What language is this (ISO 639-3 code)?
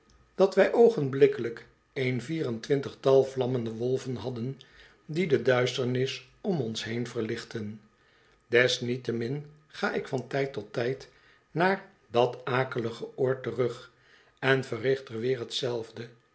nld